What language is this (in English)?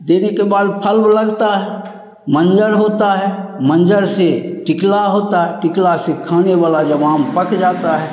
Hindi